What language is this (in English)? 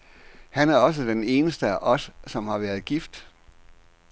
Danish